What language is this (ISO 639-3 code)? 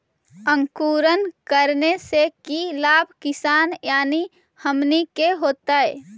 mag